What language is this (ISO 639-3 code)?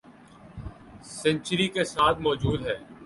urd